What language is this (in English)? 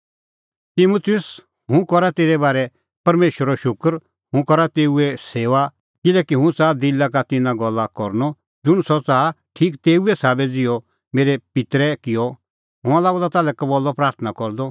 Kullu Pahari